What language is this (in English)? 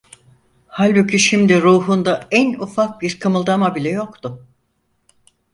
Turkish